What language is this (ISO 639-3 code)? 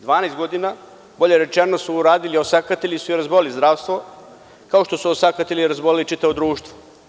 srp